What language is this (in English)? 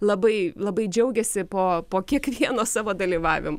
Lithuanian